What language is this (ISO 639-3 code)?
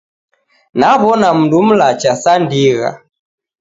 dav